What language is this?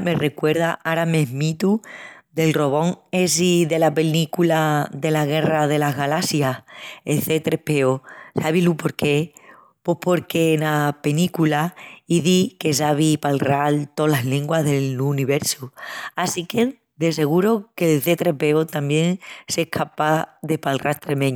Extremaduran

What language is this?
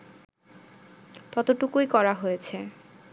Bangla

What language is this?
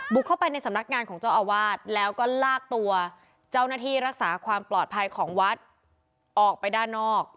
Thai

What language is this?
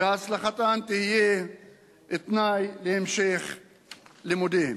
Hebrew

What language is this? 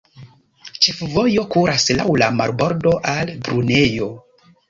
Esperanto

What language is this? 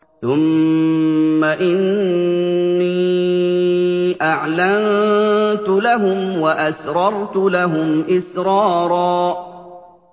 Arabic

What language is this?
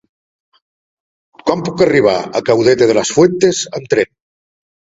Catalan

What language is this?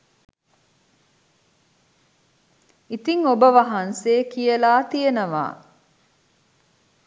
Sinhala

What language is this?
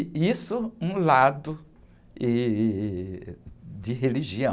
Portuguese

